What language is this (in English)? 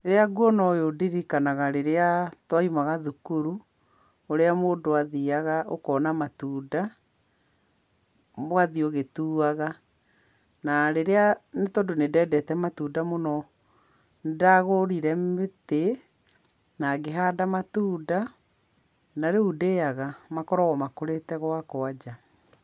Kikuyu